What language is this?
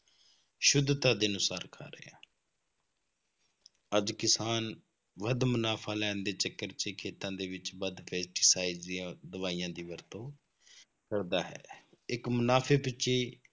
Punjabi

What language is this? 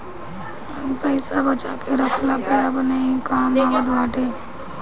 Bhojpuri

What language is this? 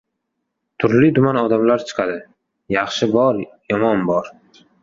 Uzbek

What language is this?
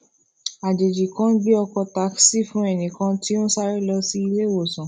Yoruba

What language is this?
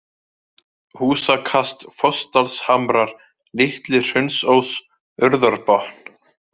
Icelandic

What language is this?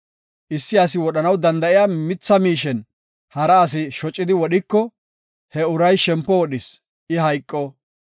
Gofa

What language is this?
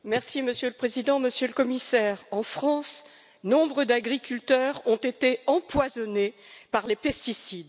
French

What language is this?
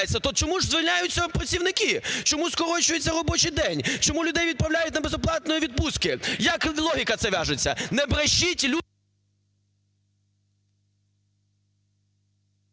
Ukrainian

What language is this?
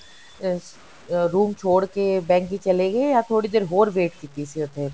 Punjabi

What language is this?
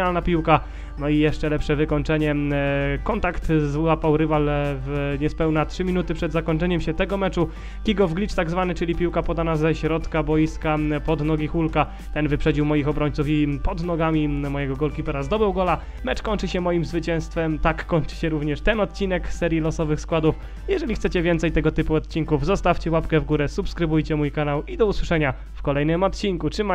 Polish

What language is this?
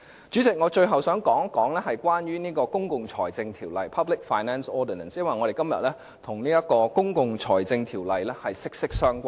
Cantonese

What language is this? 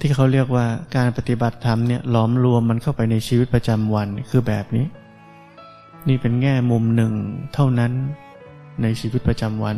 Thai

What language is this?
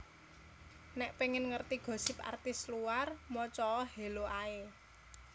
Javanese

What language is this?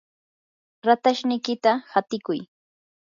Yanahuanca Pasco Quechua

